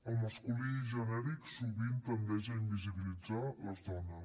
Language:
Catalan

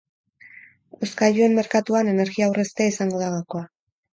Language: Basque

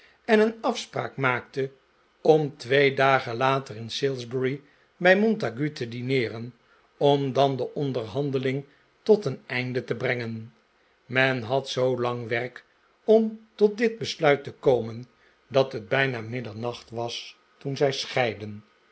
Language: Dutch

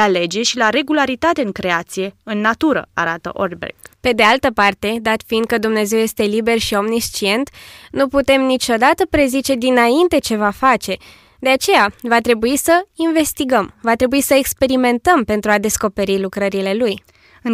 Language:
Romanian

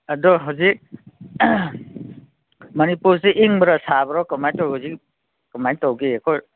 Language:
Manipuri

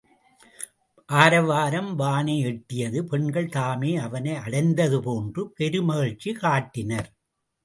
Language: Tamil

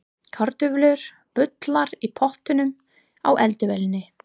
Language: Icelandic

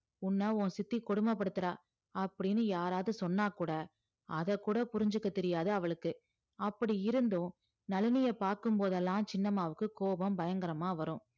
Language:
Tamil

